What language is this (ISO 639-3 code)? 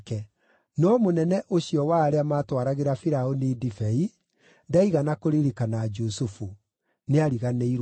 kik